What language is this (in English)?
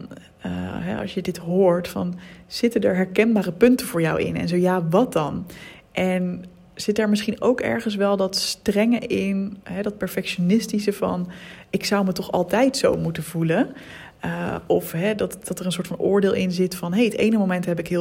Dutch